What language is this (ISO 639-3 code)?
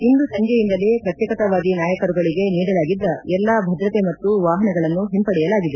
kan